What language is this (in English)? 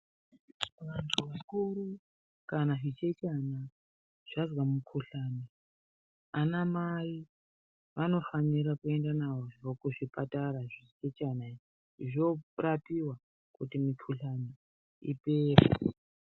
Ndau